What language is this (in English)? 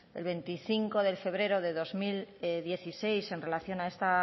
Spanish